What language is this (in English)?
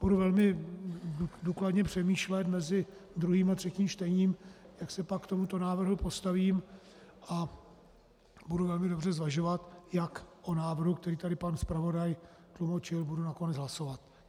Czech